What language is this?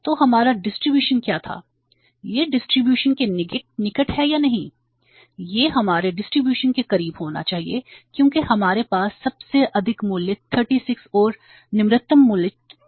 Hindi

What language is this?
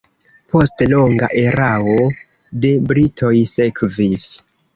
Esperanto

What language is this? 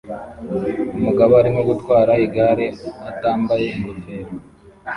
Kinyarwanda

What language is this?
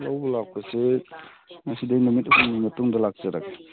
Manipuri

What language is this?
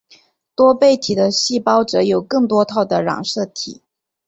Chinese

